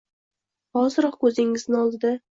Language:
Uzbek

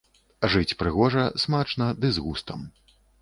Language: Belarusian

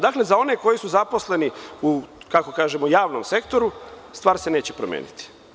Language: Serbian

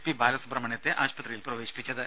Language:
Malayalam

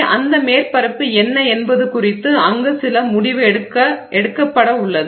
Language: Tamil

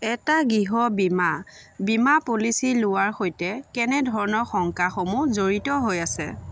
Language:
Assamese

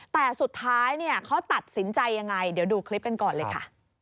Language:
Thai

